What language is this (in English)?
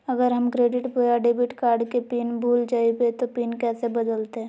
Magahi